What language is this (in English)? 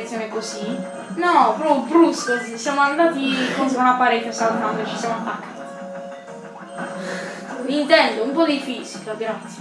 Italian